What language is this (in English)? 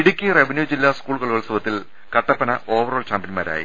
Malayalam